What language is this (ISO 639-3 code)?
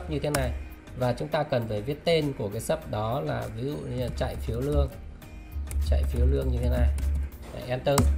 vie